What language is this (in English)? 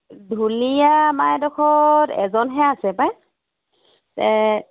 Assamese